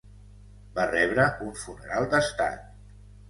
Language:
Catalan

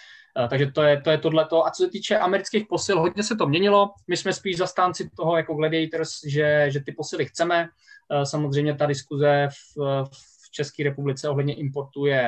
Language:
Czech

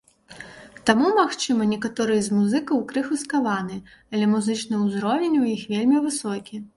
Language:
Belarusian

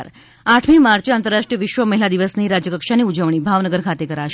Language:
Gujarati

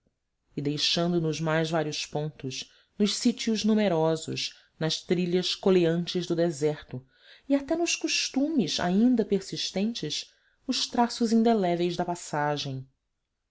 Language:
Portuguese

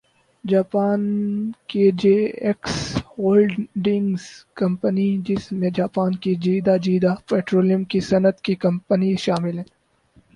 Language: Urdu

